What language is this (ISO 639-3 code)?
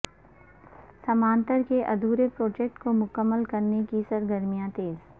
urd